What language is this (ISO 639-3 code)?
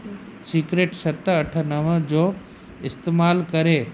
snd